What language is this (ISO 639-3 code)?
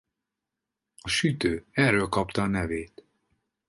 hun